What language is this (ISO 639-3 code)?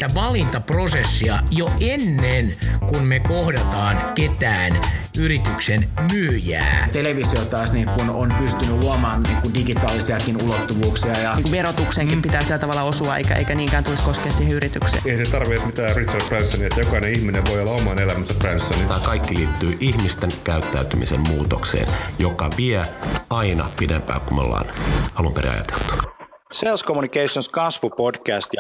fin